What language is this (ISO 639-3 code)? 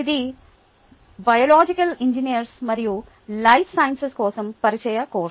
tel